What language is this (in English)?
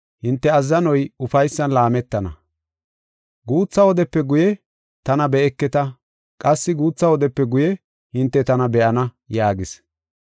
Gofa